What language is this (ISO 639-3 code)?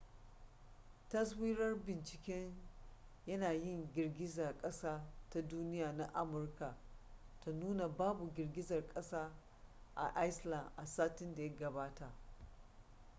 hau